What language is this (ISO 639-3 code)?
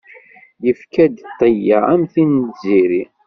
kab